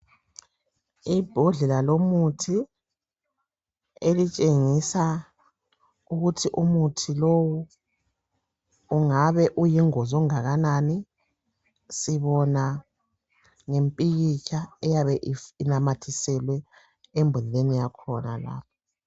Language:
North Ndebele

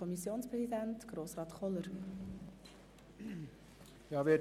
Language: Swiss German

